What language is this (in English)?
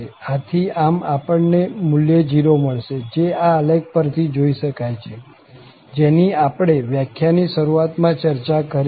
Gujarati